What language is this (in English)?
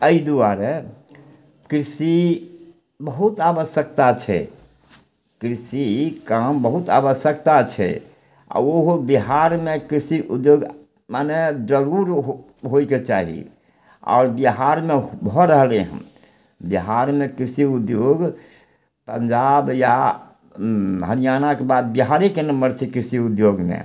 Maithili